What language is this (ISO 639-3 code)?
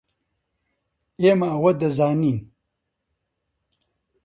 ckb